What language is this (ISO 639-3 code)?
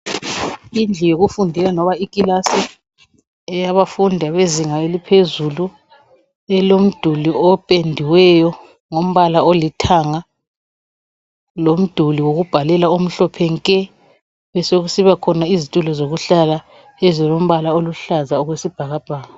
nde